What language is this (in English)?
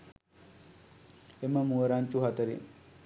Sinhala